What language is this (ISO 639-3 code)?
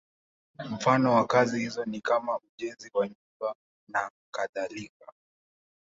swa